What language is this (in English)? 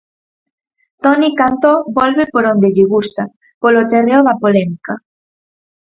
Galician